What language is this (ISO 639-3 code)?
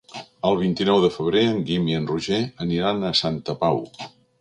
cat